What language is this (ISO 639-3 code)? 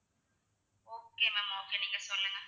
tam